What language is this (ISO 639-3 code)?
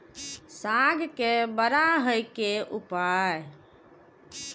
mai